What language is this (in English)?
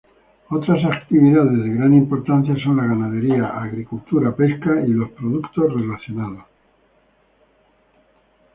Spanish